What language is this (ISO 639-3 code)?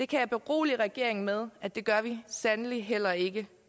dan